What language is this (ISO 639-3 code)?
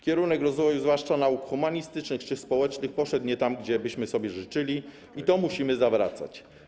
pol